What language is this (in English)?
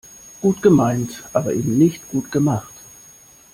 German